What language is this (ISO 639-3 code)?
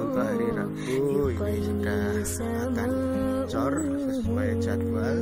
ind